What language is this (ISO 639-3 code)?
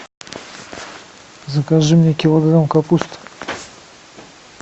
rus